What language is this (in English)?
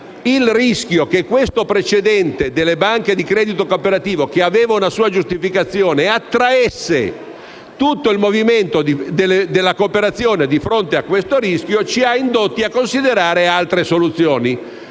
Italian